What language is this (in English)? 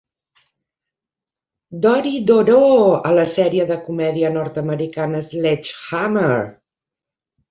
Catalan